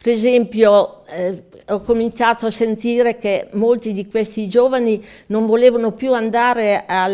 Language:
Italian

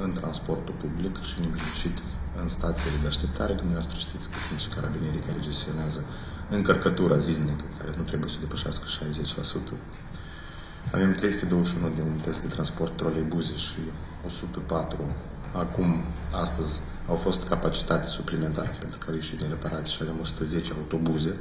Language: Romanian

